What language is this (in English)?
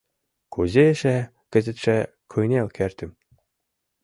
Mari